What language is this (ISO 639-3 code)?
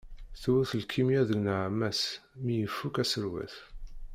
kab